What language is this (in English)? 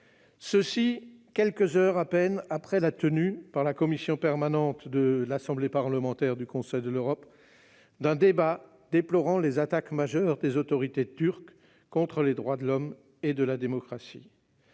French